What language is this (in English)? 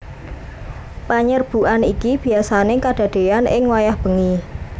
Javanese